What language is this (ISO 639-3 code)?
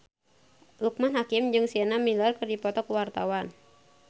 sun